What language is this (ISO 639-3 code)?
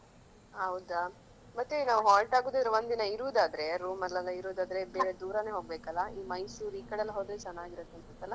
kan